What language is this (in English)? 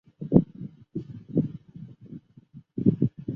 Chinese